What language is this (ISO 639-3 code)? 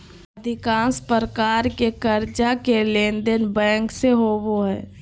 mag